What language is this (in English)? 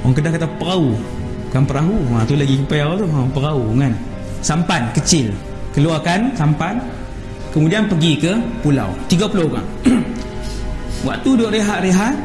Malay